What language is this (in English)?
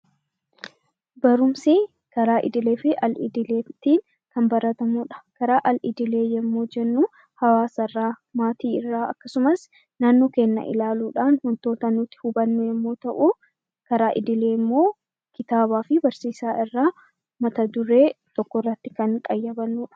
Oromo